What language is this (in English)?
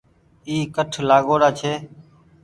Goaria